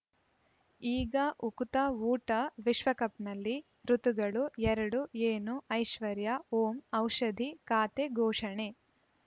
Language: Kannada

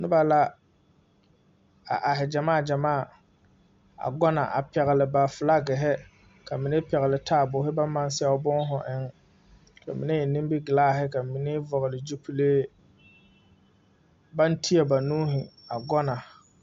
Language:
Southern Dagaare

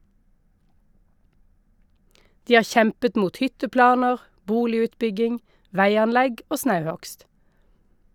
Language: Norwegian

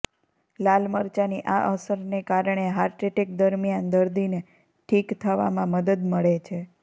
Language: Gujarati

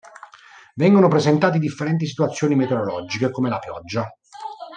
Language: Italian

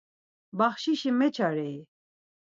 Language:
Laz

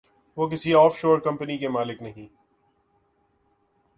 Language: Urdu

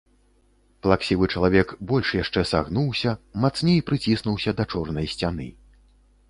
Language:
Belarusian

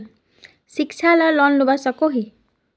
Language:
Magahi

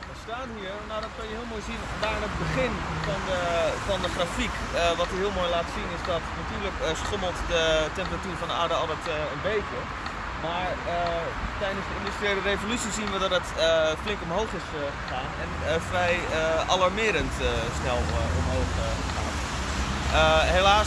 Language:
Dutch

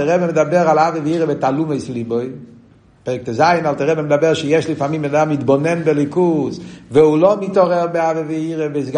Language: Hebrew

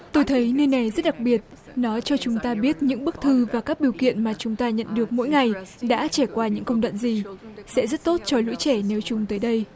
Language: Vietnamese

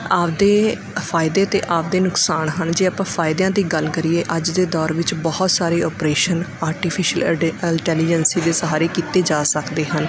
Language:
Punjabi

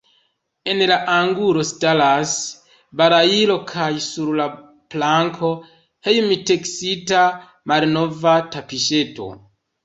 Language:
Esperanto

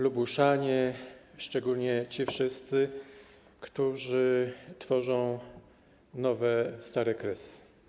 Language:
Polish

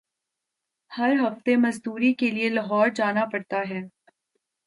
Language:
Urdu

